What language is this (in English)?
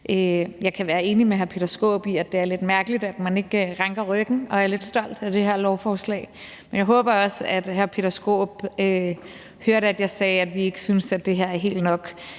Danish